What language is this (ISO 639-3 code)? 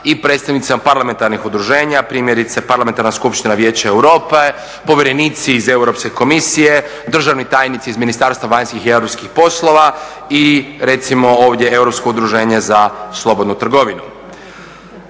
hrv